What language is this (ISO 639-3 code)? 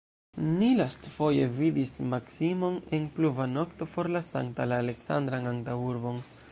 epo